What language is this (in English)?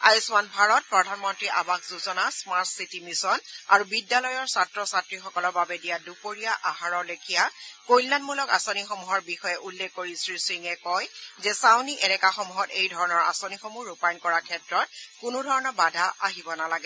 Assamese